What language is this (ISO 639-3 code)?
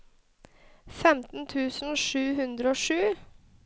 nor